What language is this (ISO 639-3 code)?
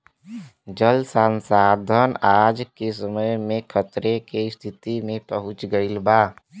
bho